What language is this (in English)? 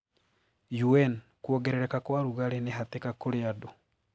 Kikuyu